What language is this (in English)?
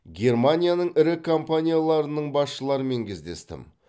Kazakh